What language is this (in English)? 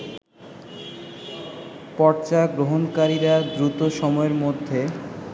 Bangla